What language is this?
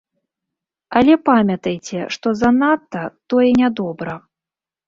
Belarusian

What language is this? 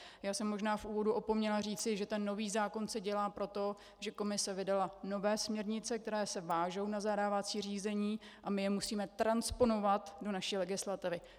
Czech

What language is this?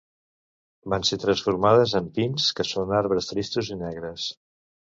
Catalan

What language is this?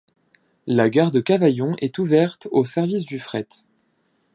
French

